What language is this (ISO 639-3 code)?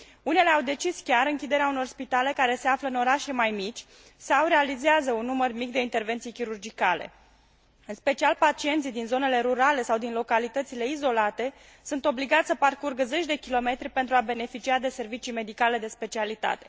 ron